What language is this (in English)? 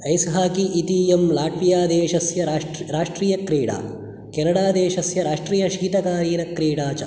Sanskrit